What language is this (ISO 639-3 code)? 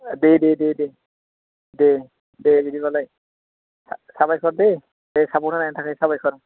brx